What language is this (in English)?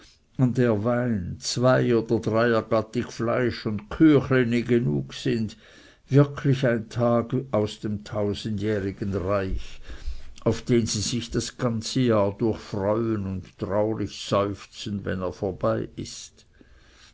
German